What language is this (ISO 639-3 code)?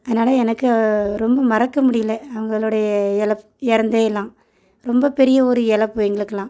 tam